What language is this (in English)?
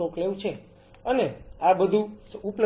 Gujarati